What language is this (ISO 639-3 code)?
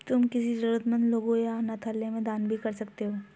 hin